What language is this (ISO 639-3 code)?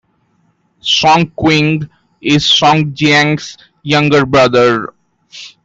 eng